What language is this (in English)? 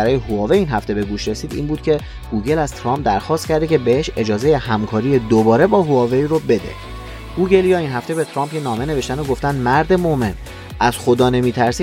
Persian